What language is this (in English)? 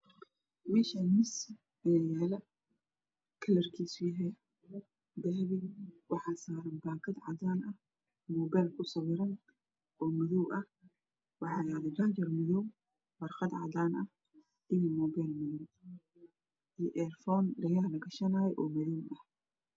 Somali